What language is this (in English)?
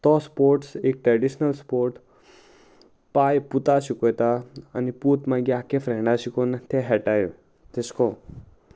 Konkani